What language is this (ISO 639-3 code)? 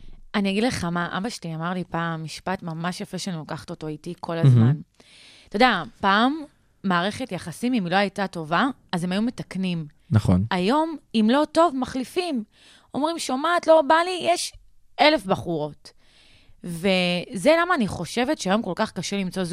heb